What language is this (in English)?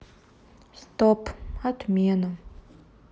Russian